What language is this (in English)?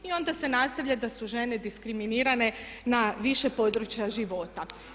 Croatian